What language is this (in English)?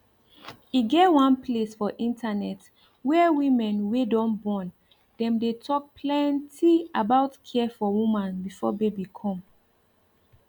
Nigerian Pidgin